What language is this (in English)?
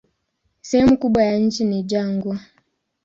Swahili